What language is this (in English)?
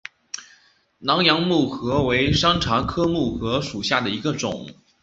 Chinese